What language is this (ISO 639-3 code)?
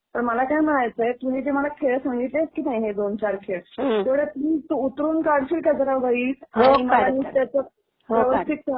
mar